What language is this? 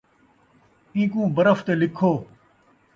Saraiki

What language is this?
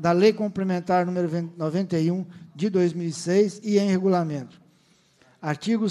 Portuguese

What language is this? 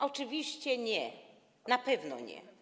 Polish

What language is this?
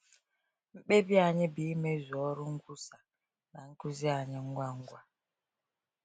Igbo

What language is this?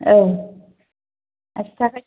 Bodo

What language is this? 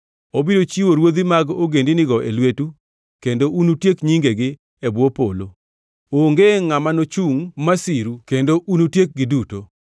Luo (Kenya and Tanzania)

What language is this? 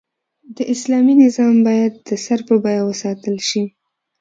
Pashto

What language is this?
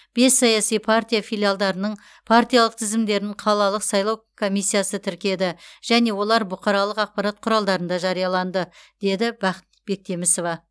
Kazakh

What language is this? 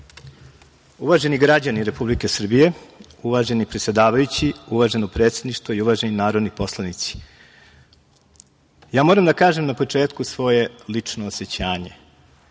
Serbian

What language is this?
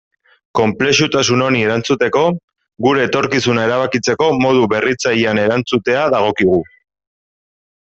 Basque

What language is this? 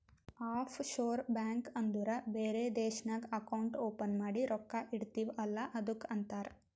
Kannada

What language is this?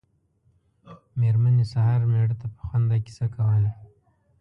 Pashto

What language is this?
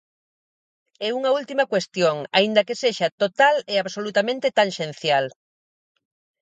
Galician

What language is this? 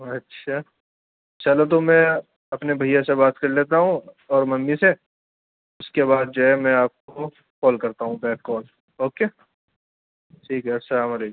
Urdu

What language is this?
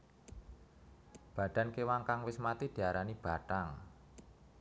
Javanese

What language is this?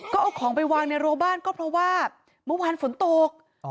Thai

